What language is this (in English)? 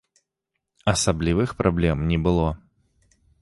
Belarusian